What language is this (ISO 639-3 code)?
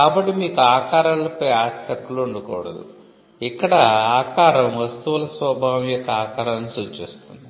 tel